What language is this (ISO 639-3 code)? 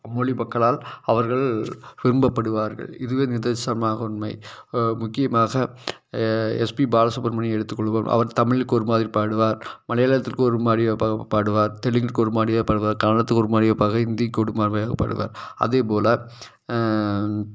tam